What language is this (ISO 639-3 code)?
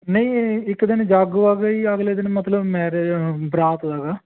pan